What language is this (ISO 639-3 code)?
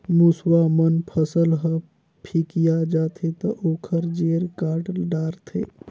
hne